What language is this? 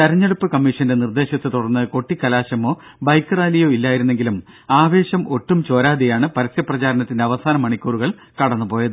Malayalam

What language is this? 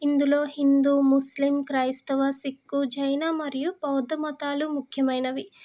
Telugu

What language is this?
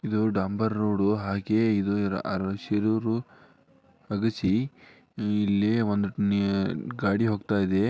Kannada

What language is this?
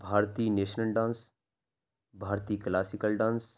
Urdu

